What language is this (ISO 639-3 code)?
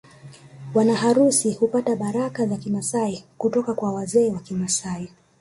swa